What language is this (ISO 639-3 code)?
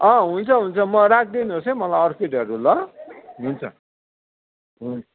nep